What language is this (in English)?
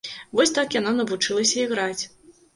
Belarusian